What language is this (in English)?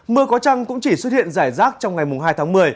Vietnamese